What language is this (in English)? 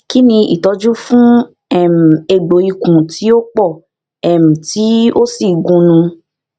Yoruba